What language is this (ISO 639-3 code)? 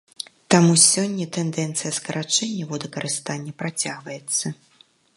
bel